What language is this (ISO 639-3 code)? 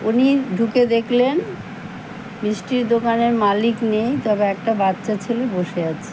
ben